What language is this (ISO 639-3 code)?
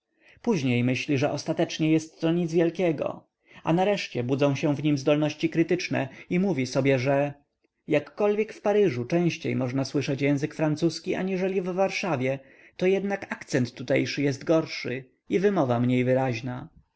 pol